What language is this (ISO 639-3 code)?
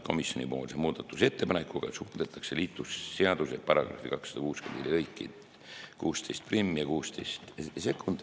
est